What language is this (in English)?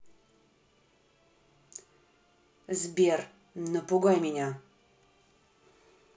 Russian